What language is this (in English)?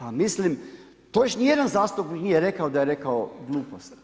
Croatian